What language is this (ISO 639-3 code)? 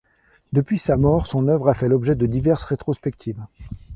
fra